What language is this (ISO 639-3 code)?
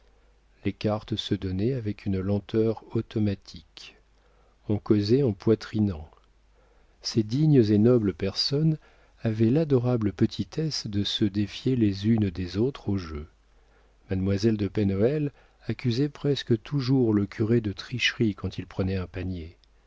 fra